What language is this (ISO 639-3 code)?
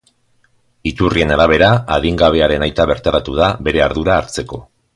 eus